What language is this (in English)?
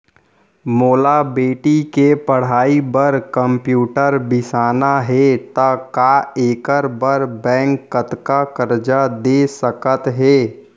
Chhattisgarhi